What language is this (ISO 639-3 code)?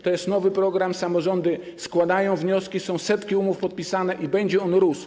pol